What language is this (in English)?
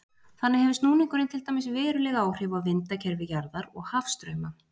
Icelandic